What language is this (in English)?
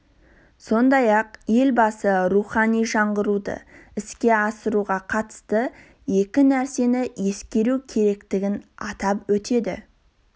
Kazakh